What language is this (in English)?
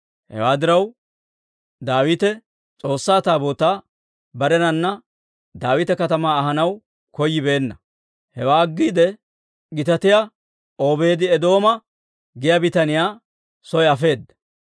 Dawro